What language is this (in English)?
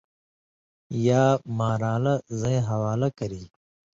Indus Kohistani